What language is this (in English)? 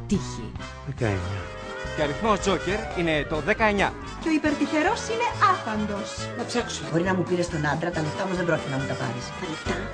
Greek